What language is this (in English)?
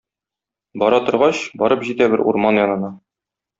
Tatar